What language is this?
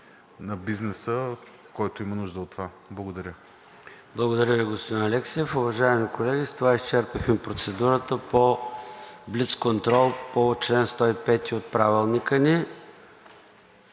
Bulgarian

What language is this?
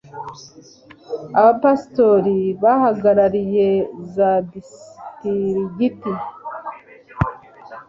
Kinyarwanda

